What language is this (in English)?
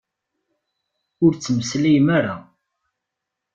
Kabyle